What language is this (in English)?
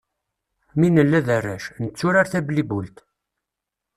Kabyle